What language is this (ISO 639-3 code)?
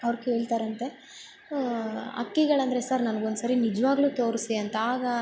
kan